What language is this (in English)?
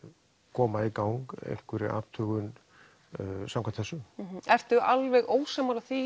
Icelandic